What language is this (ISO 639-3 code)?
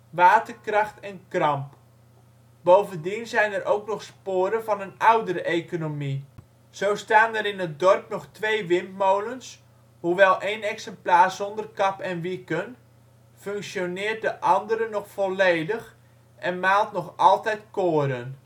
nld